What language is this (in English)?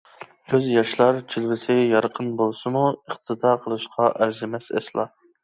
Uyghur